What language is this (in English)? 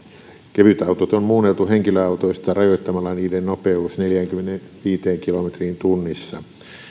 Finnish